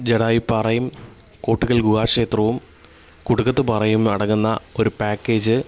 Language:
Malayalam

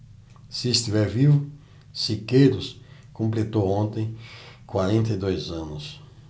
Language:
Portuguese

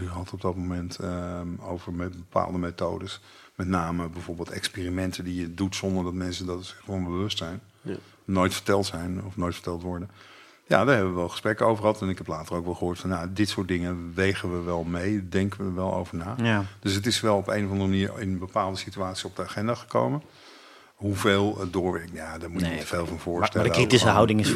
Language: Dutch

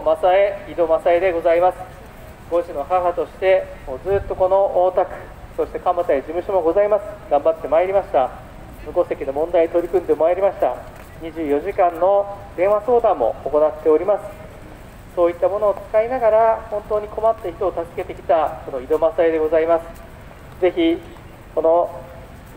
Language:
Japanese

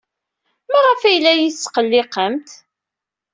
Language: Kabyle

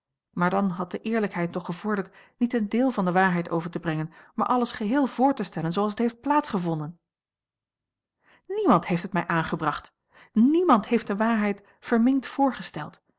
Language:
Dutch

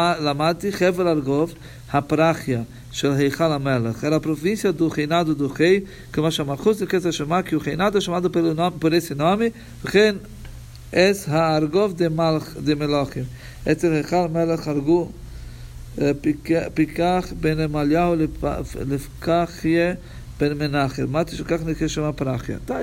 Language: Portuguese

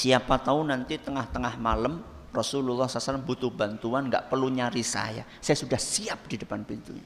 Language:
Indonesian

